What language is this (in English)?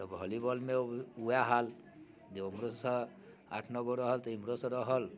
Maithili